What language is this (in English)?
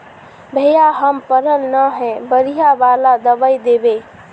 Magahi